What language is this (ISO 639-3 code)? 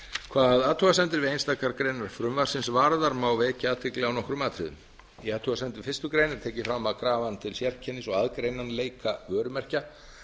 isl